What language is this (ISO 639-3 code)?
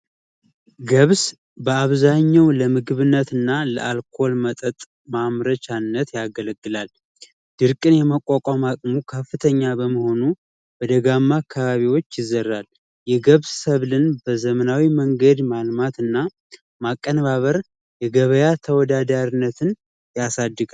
amh